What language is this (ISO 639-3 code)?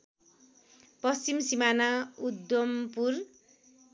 nep